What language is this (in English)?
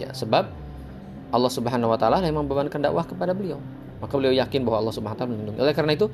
Indonesian